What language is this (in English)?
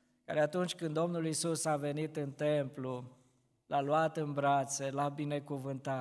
Romanian